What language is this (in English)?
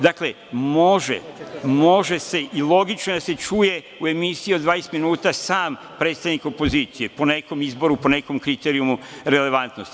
Serbian